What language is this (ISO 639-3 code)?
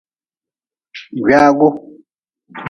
nmz